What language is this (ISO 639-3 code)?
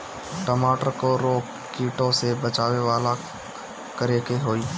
bho